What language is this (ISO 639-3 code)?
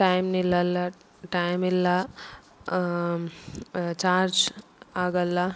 kan